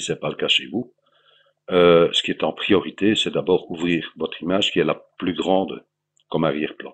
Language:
French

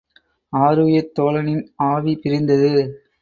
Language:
Tamil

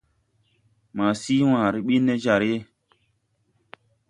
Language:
Tupuri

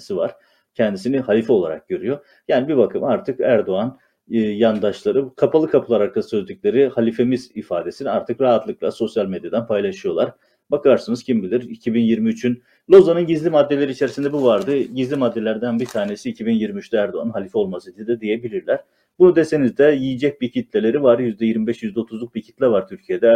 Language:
Turkish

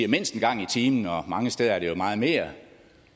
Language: Danish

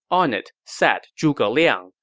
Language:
English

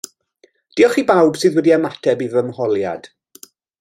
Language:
Welsh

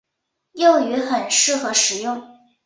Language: Chinese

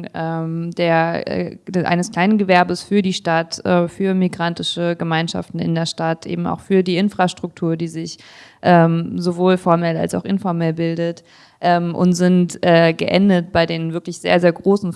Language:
German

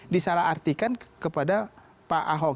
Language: Indonesian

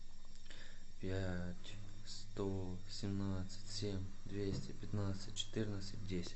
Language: Russian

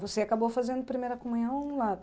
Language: Portuguese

